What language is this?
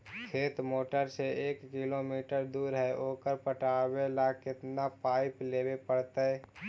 Magahi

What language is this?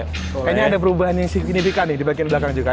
Indonesian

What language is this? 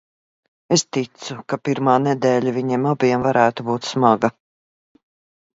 Latvian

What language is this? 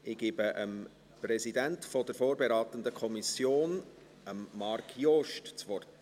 Swiss German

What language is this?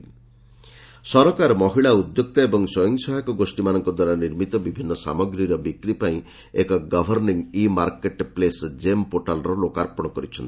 Odia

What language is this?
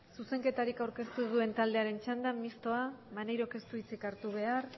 Basque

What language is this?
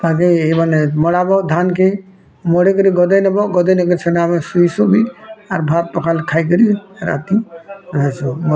Odia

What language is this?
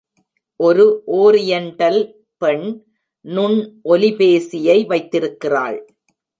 Tamil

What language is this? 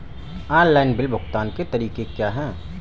Hindi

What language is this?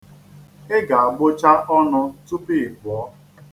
Igbo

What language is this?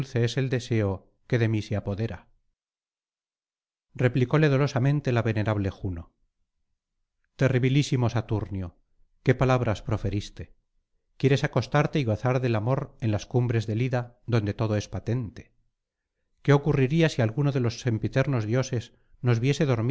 Spanish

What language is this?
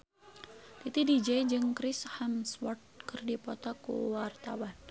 Sundanese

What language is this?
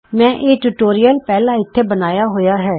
Punjabi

